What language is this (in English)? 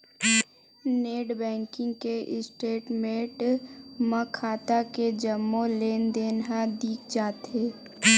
Chhattisgarhi